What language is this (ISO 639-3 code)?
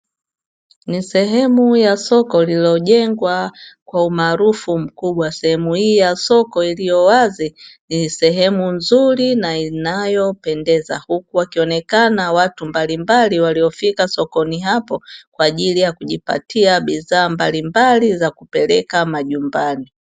swa